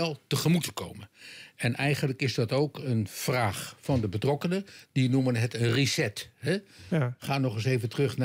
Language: Dutch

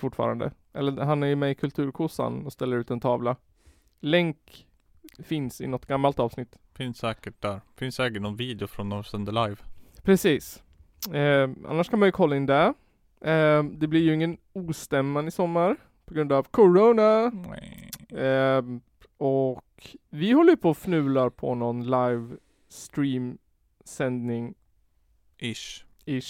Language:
Swedish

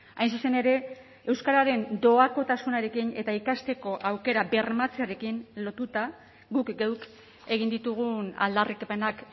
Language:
Basque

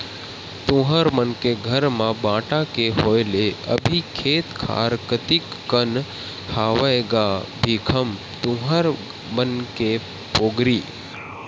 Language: Chhattisgarhi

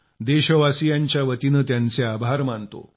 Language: Marathi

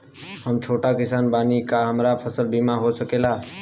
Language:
Bhojpuri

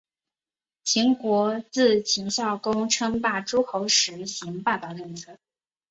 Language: Chinese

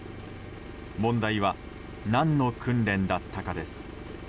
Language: Japanese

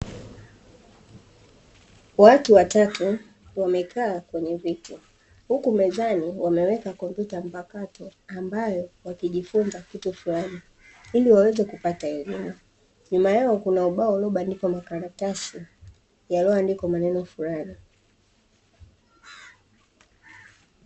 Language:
Swahili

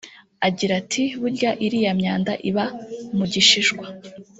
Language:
Kinyarwanda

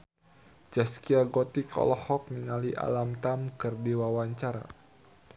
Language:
Sundanese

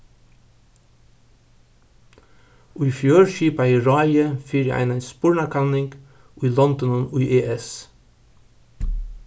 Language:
Faroese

